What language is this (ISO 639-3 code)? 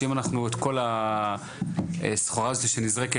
heb